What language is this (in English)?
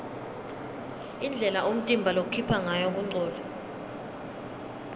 Swati